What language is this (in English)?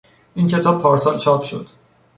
Persian